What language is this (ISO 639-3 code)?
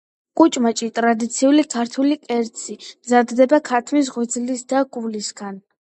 kat